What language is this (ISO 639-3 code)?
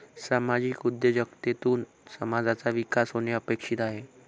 mar